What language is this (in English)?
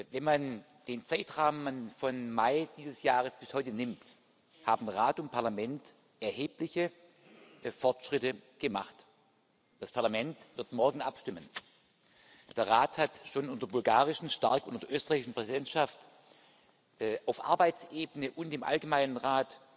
German